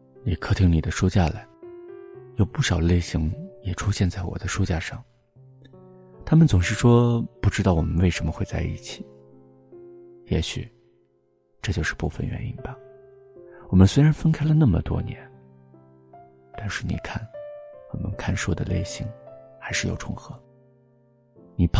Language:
Chinese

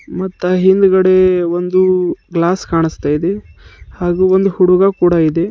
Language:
Kannada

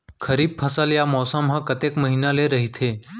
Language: Chhattisgarhi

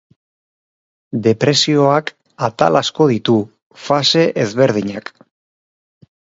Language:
Basque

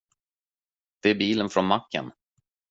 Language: Swedish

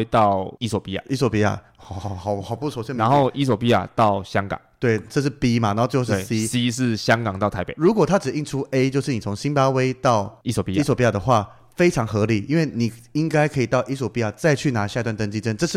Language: Chinese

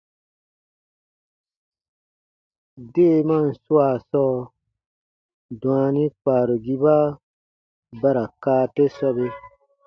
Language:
Baatonum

